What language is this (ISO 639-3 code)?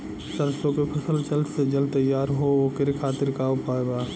bho